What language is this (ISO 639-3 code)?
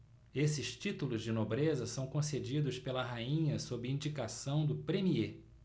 por